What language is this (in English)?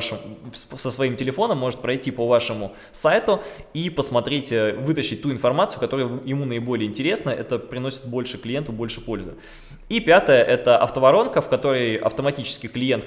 Russian